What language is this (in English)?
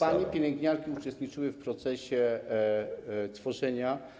Polish